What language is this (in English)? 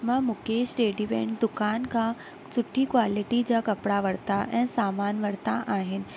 Sindhi